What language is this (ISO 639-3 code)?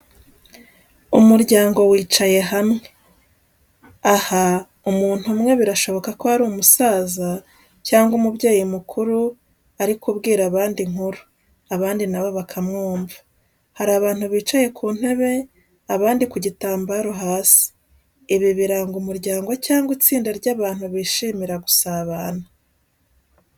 kin